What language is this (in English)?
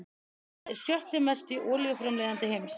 Icelandic